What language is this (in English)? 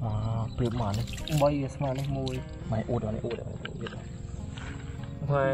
Thai